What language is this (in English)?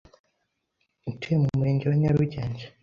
Kinyarwanda